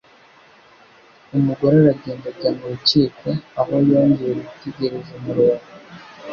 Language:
Kinyarwanda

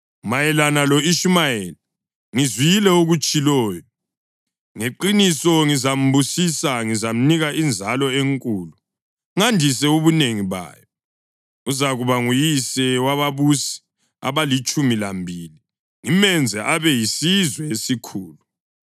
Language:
North Ndebele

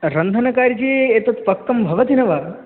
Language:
Sanskrit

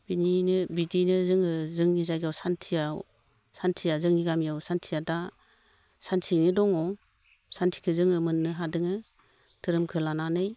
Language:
Bodo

